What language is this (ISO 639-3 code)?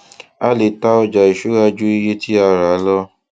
yor